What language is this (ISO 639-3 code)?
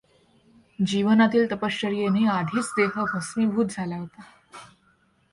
mar